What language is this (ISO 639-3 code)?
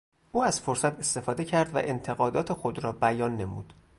fas